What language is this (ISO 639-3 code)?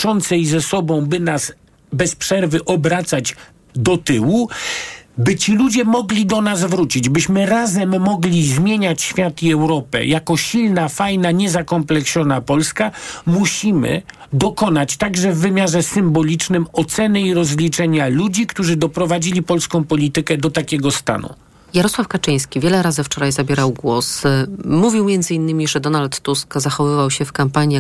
pol